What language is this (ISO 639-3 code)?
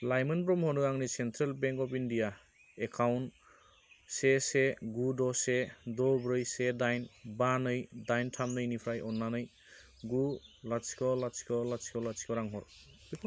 brx